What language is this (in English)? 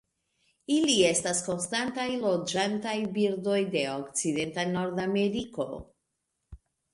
Esperanto